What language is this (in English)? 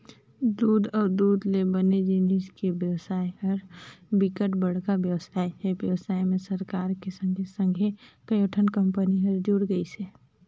Chhattisgarhi